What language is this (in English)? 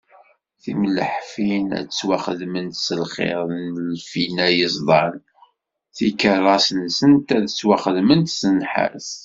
Kabyle